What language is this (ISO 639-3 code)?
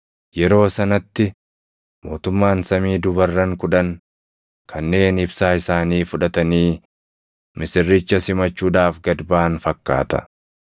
orm